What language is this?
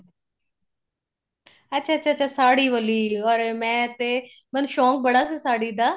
Punjabi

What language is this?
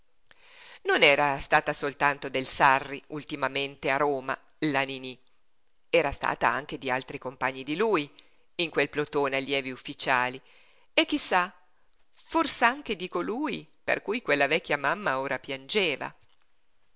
Italian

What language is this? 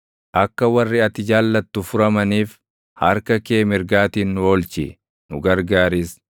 Oromo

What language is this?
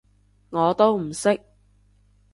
Cantonese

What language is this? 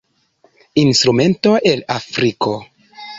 Esperanto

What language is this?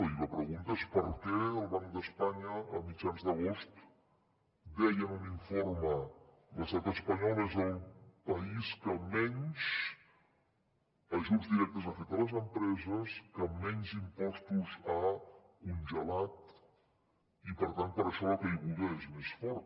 Catalan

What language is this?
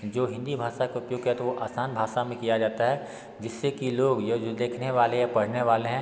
Hindi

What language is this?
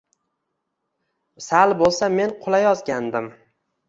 Uzbek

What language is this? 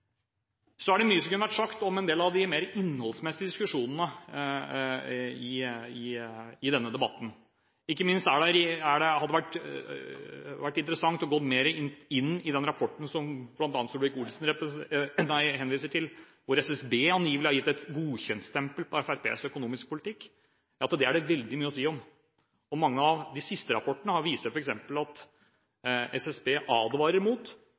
Norwegian Bokmål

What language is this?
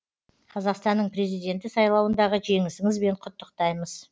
Kazakh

